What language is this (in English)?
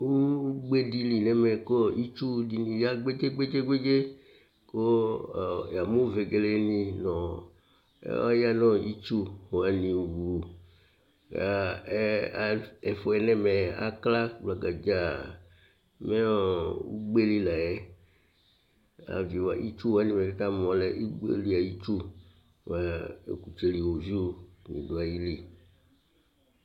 Ikposo